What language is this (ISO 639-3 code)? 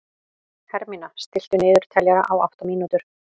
isl